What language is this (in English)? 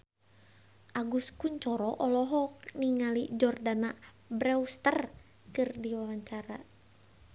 Sundanese